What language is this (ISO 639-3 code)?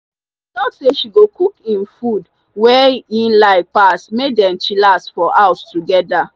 pcm